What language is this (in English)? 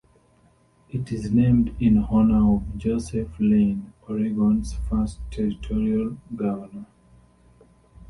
English